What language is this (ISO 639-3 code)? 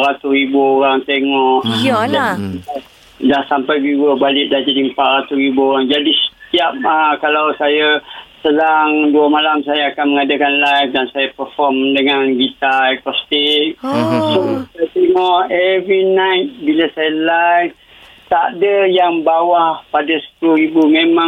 msa